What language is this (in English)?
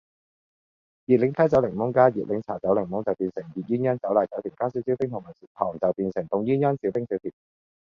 Cantonese